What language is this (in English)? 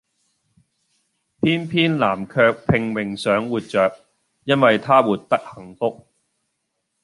Cantonese